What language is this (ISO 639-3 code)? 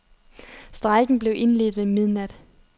dan